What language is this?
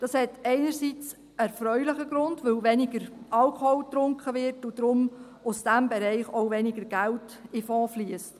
Swiss German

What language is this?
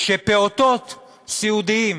Hebrew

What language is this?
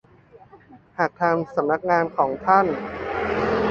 Thai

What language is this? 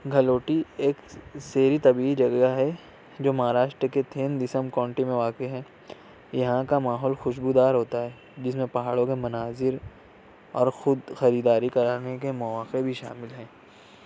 Urdu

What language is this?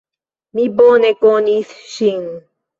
Esperanto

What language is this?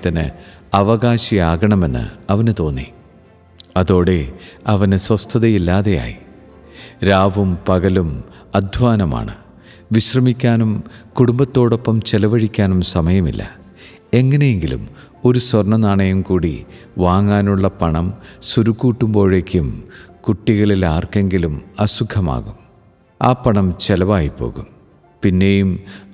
Malayalam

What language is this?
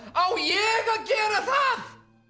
Icelandic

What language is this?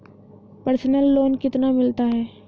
Hindi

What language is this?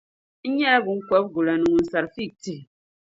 Dagbani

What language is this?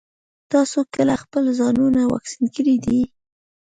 Pashto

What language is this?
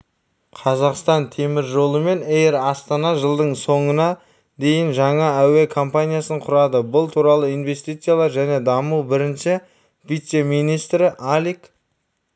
Kazakh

